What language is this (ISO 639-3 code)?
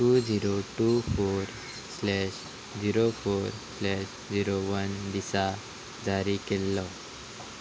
kok